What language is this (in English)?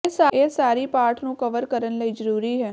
Punjabi